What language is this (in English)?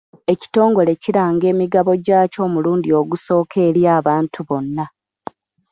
Ganda